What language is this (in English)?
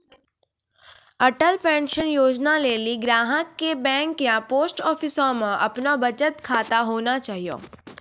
Maithili